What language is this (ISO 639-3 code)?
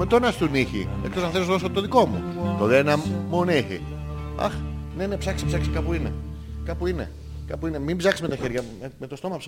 ell